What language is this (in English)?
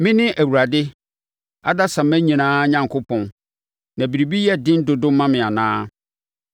Akan